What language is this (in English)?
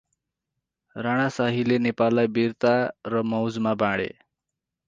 Nepali